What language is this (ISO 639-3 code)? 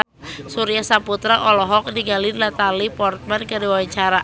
sun